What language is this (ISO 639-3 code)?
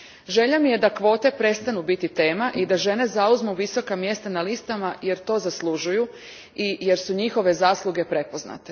hrv